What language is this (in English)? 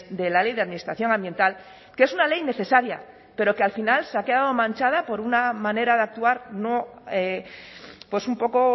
Spanish